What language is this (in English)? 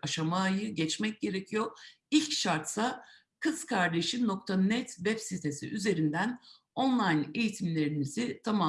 Turkish